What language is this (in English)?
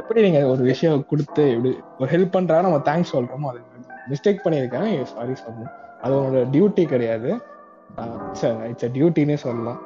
Tamil